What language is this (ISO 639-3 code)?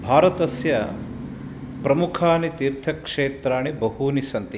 san